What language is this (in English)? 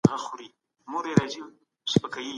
Pashto